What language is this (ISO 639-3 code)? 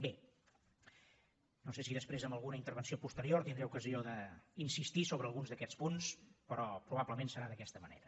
cat